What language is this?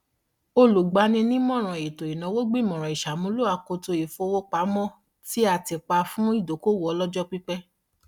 Yoruba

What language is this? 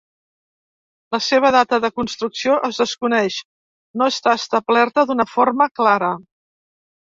Catalan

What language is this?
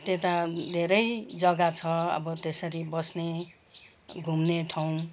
Nepali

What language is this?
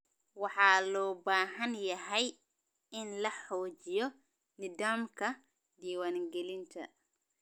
Somali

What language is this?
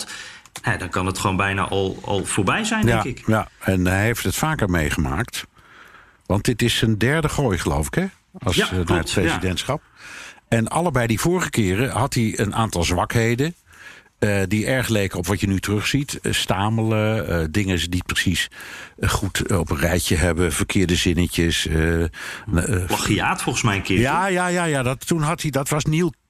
Dutch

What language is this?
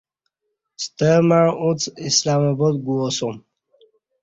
Kati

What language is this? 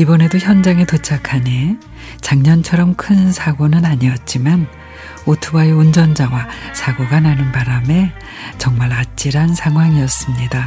Korean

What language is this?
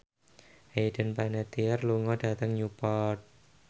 Javanese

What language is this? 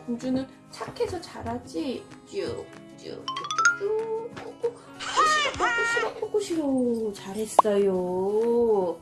Korean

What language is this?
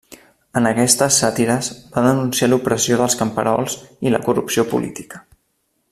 Catalan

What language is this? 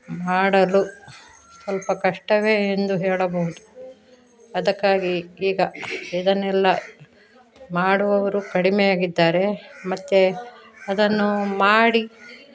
Kannada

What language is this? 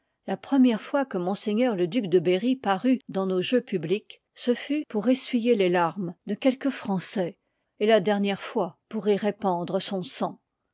French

